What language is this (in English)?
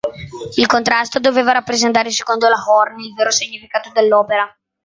Italian